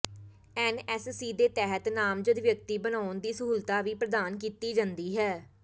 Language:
Punjabi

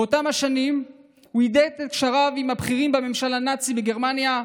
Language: Hebrew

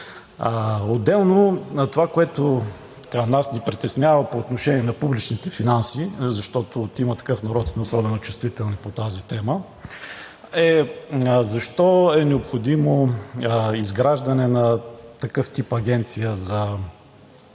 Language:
Bulgarian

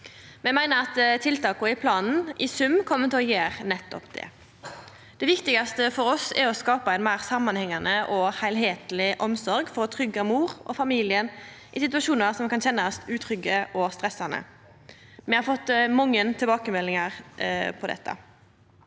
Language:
Norwegian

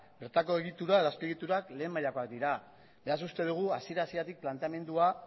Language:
Basque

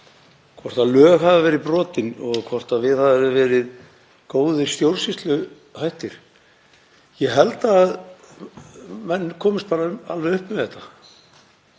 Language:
Icelandic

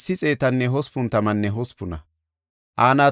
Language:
Gofa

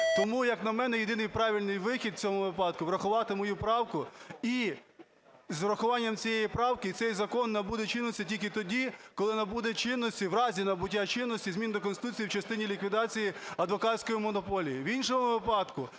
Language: Ukrainian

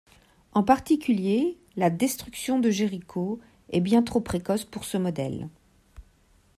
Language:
French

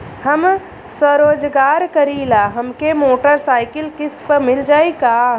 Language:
Bhojpuri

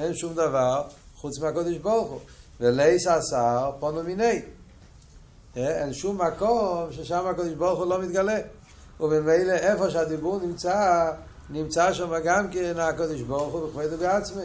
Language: Hebrew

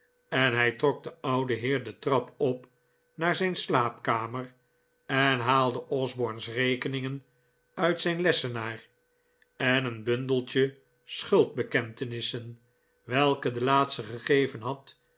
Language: Dutch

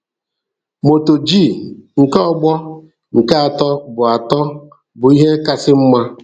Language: Igbo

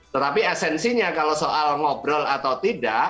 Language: Indonesian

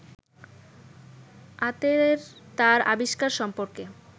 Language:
Bangla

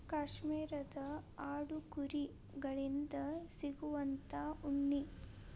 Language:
Kannada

